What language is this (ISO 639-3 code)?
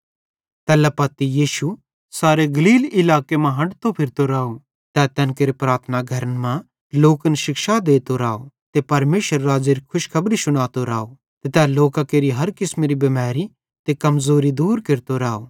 bhd